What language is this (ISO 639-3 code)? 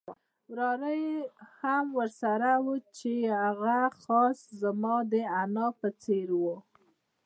pus